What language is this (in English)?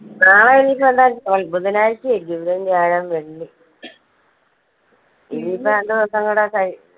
Malayalam